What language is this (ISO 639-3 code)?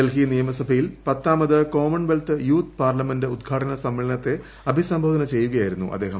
mal